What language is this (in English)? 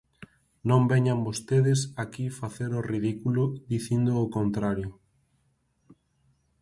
Galician